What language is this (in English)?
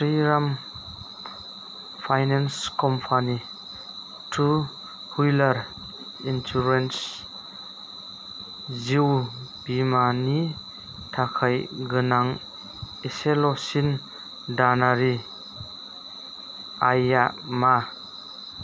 Bodo